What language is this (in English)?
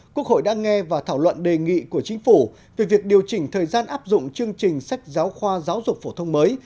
Vietnamese